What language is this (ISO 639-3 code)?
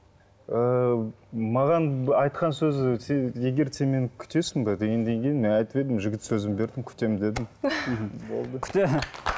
kaz